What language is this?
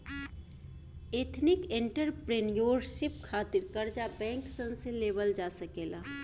Bhojpuri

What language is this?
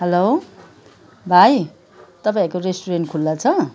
Nepali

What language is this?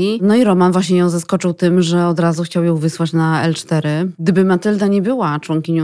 Polish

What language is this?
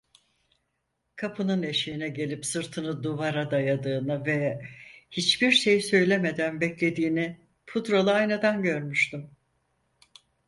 Turkish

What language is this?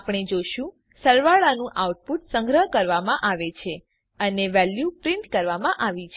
Gujarati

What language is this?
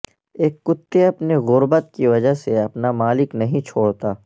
Urdu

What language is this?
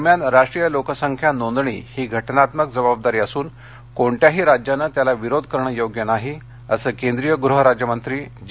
Marathi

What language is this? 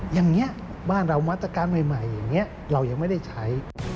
Thai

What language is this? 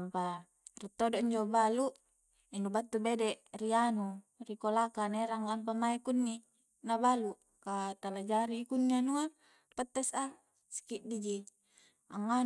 Coastal Konjo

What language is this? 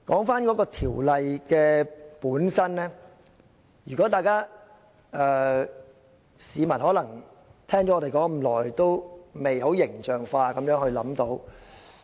Cantonese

